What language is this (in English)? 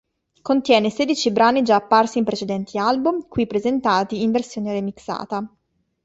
Italian